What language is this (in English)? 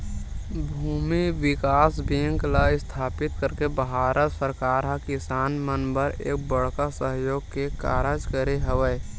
Chhattisgarhi